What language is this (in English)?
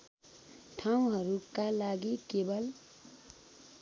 Nepali